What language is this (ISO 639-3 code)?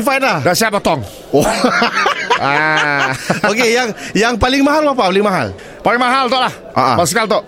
msa